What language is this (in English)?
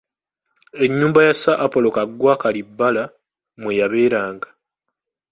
Ganda